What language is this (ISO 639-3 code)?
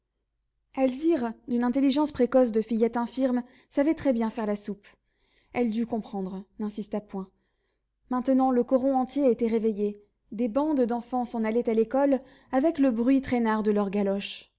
fra